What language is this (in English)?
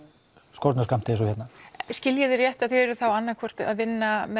Icelandic